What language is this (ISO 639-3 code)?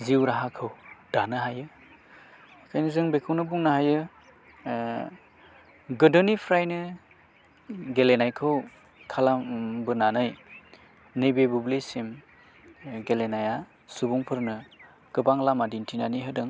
brx